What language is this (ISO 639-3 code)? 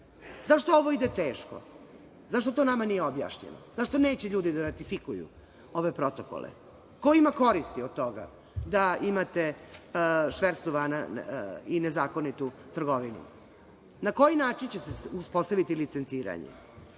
srp